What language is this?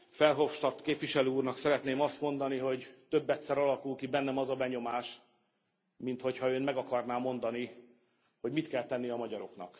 Hungarian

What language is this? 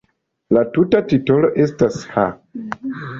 Esperanto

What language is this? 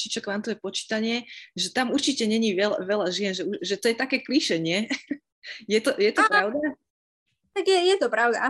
Slovak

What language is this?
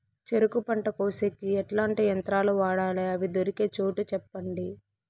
Telugu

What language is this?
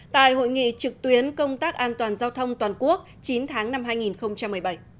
Vietnamese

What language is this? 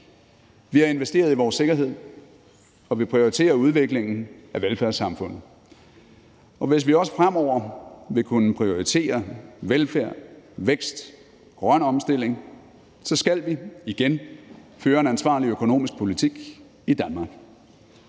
Danish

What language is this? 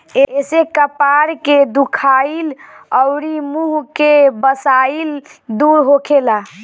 Bhojpuri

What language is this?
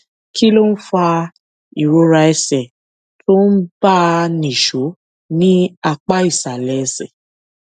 Yoruba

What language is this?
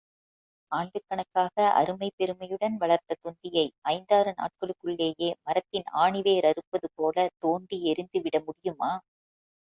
Tamil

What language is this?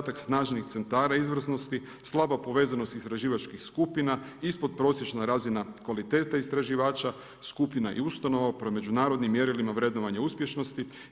Croatian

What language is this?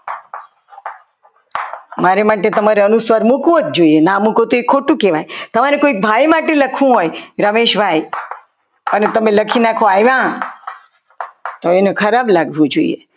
Gujarati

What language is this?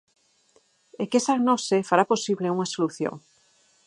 Galician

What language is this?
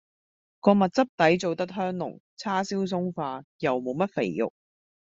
Cantonese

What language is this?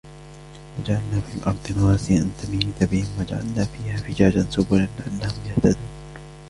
Arabic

